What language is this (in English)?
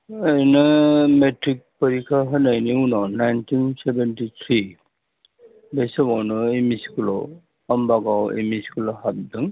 Bodo